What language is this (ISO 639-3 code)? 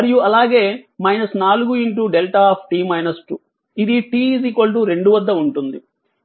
tel